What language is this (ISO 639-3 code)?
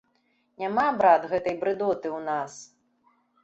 bel